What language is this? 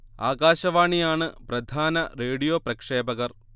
Malayalam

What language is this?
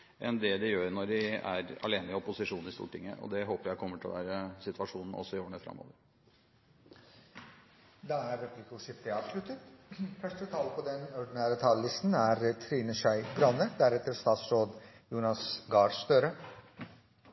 Norwegian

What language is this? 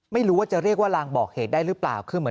Thai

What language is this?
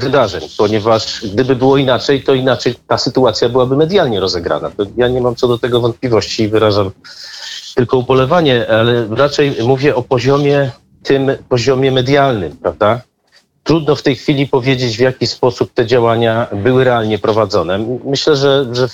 Polish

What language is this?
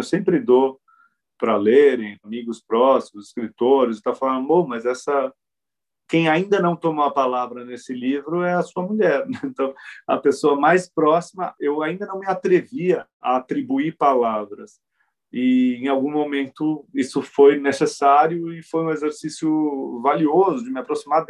Portuguese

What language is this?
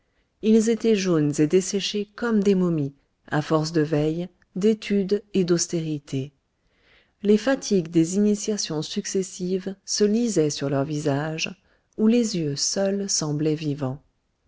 French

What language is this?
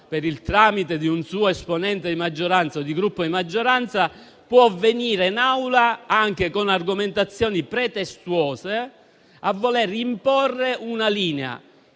Italian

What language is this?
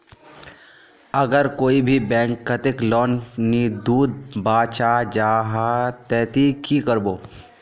Magahi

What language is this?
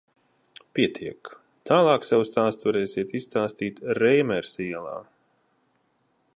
Latvian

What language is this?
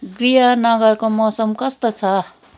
Nepali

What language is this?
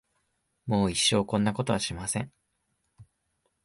Japanese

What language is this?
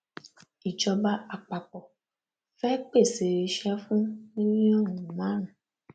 Yoruba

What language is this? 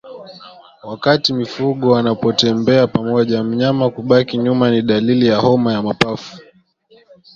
Swahili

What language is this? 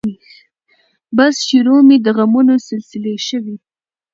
Pashto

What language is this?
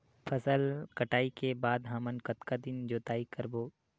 Chhattisgarhi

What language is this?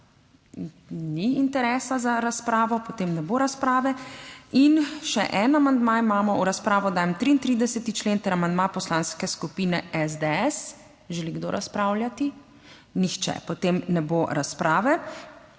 Slovenian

